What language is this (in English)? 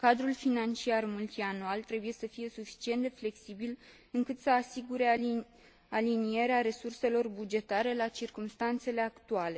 Romanian